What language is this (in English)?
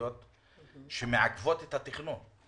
Hebrew